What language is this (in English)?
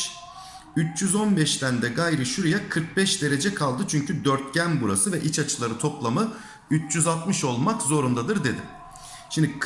Turkish